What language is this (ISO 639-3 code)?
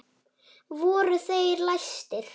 isl